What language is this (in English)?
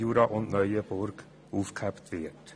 Swiss German